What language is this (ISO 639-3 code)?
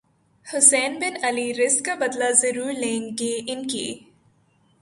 urd